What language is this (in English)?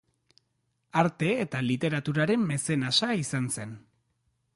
Basque